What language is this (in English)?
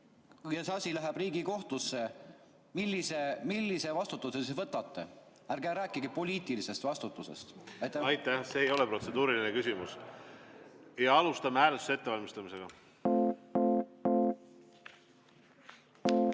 Estonian